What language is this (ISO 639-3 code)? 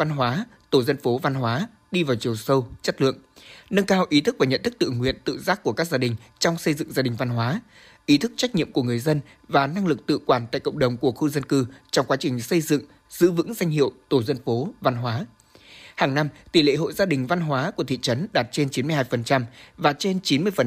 vie